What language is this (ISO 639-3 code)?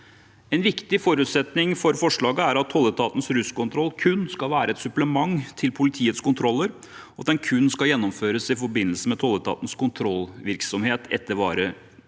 nor